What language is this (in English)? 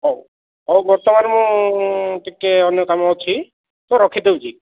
Odia